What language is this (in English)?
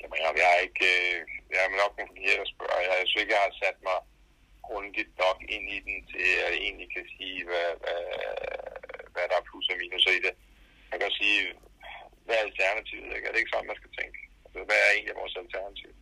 Danish